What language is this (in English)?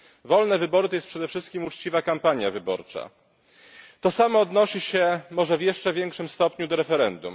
Polish